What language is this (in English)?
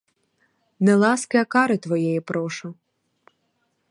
Ukrainian